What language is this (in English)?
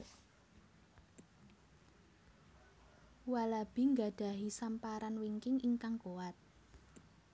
Javanese